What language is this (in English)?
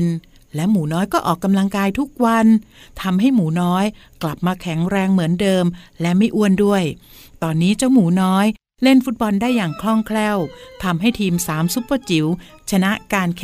Thai